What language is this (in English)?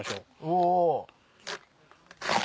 Japanese